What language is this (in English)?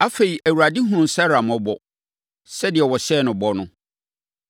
Akan